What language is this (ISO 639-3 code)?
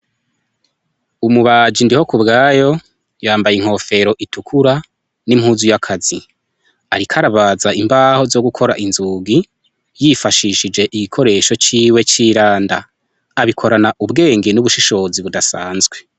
run